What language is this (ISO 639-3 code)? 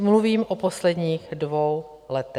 ces